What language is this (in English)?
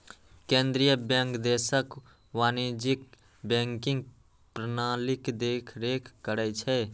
Maithili